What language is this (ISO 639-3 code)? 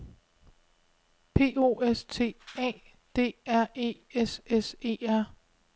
dan